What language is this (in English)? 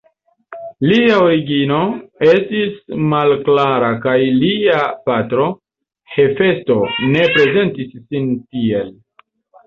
Esperanto